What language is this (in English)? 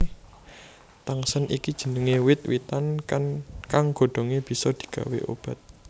Javanese